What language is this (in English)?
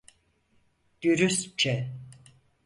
Turkish